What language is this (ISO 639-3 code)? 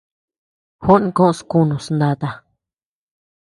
cux